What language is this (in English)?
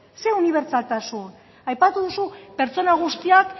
Basque